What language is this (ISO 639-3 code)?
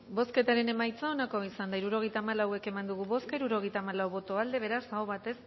eus